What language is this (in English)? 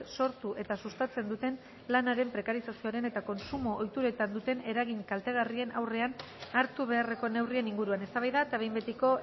Basque